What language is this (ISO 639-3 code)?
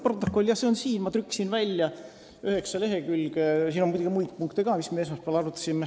est